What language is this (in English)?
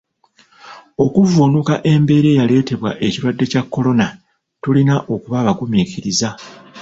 Ganda